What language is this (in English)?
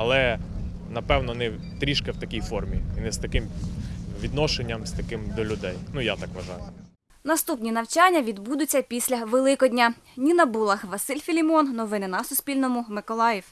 Ukrainian